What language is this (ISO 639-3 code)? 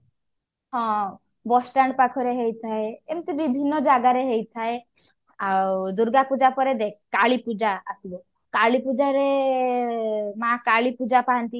ori